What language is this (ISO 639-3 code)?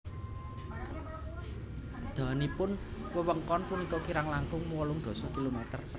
jav